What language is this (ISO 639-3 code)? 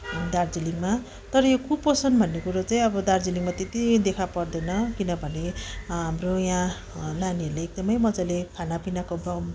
nep